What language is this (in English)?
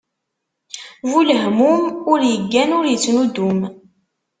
Kabyle